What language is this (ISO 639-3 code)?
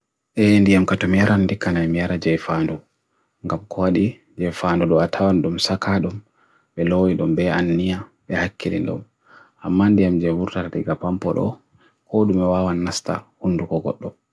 fui